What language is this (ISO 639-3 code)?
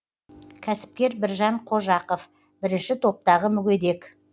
kaz